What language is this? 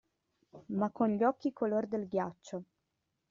Italian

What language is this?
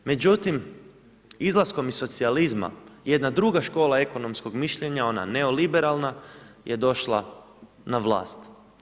Croatian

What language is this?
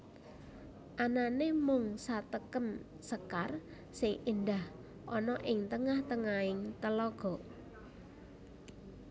Javanese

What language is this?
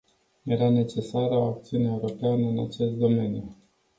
Romanian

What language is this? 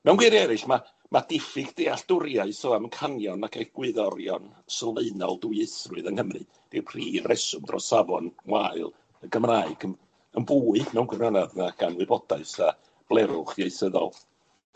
Welsh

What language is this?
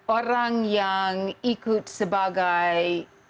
Indonesian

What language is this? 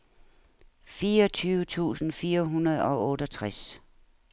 Danish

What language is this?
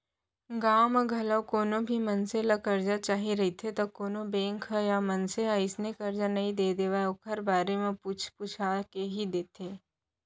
Chhattisgarhi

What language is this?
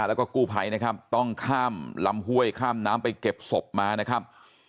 Thai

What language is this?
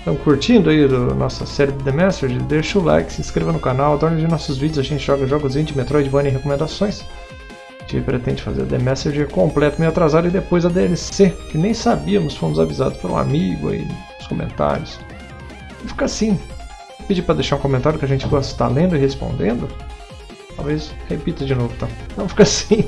Portuguese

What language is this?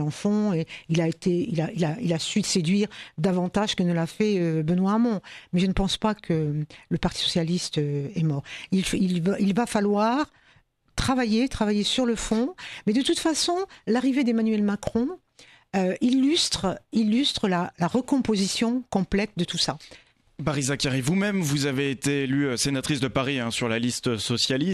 French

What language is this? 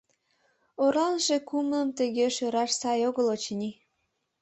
Mari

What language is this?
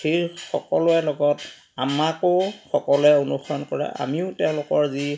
Assamese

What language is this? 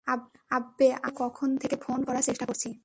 Bangla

